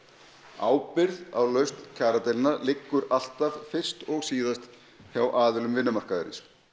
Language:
Icelandic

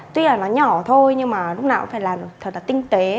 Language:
Vietnamese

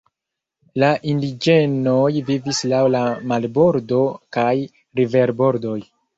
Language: Esperanto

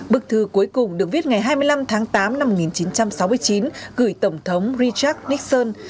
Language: Vietnamese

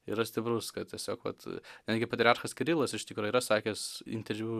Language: Lithuanian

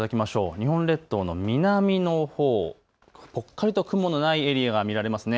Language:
Japanese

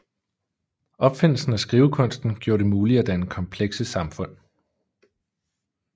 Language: Danish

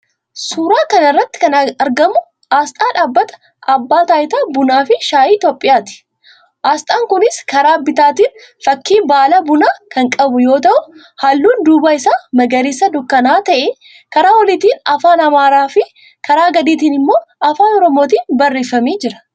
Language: Oromo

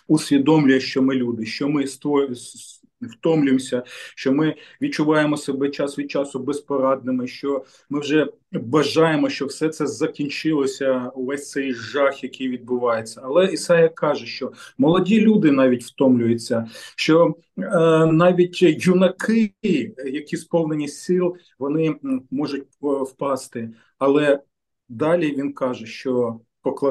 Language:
Ukrainian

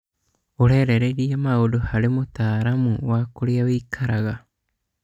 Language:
Kikuyu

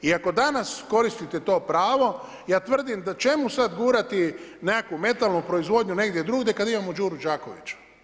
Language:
Croatian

